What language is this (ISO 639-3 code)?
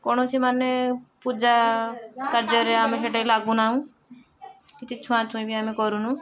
ori